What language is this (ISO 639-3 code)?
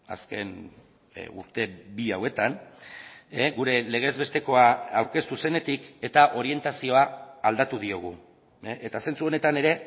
eus